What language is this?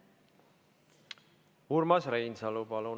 Estonian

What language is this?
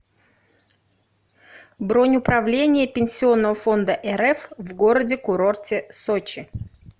Russian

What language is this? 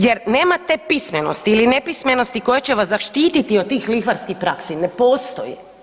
Croatian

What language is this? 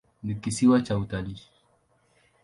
Swahili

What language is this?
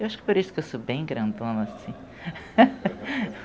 Portuguese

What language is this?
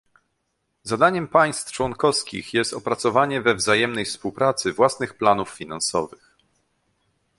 Polish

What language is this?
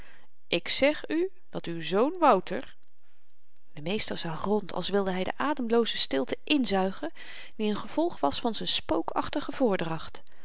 Dutch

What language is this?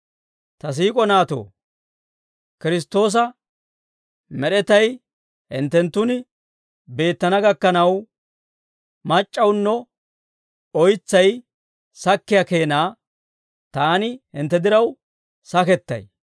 Dawro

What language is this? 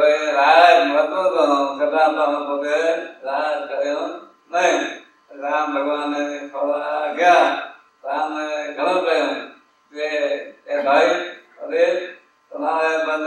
Arabic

